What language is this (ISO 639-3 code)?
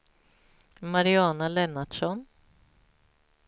swe